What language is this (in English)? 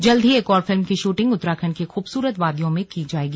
Hindi